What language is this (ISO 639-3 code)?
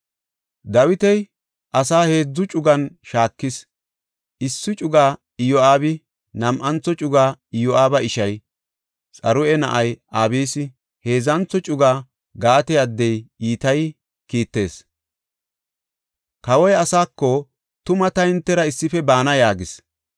gof